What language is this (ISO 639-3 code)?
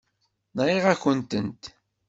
kab